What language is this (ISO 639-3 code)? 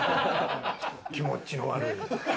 jpn